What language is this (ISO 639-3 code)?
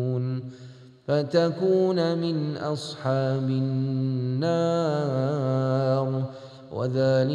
msa